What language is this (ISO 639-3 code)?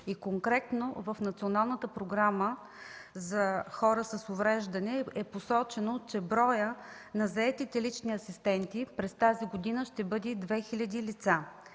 bul